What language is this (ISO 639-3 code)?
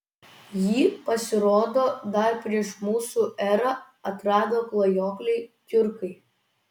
lit